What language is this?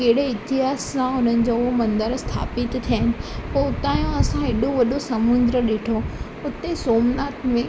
Sindhi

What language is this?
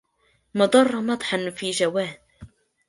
Arabic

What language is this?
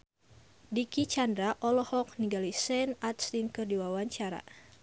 Sundanese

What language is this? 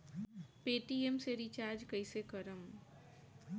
Bhojpuri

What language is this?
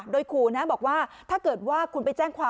Thai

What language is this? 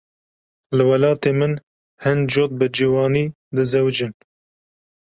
Kurdish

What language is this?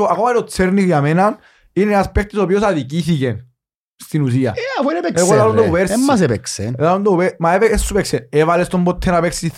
Greek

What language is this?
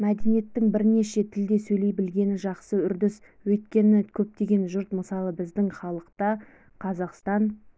Kazakh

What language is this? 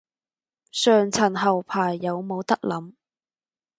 Cantonese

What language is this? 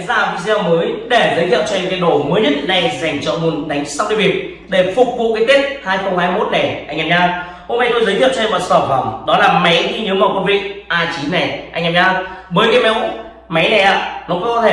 Vietnamese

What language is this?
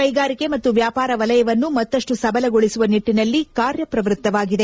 Kannada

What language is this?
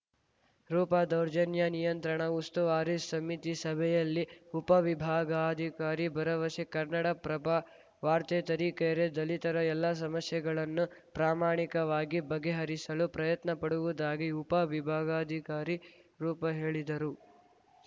Kannada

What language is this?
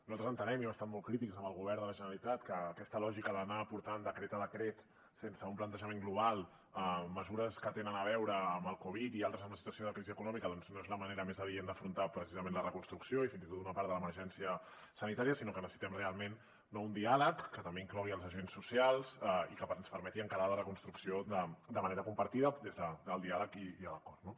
Catalan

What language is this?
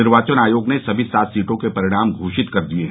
Hindi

